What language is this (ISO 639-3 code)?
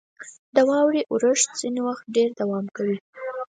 pus